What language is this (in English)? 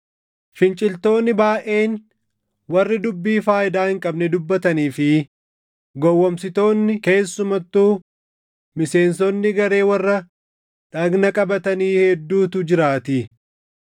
Oromo